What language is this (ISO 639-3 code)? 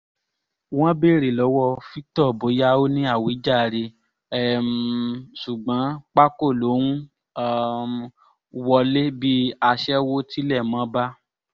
yor